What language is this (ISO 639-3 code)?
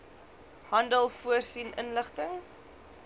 afr